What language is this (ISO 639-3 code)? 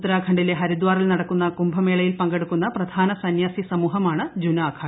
mal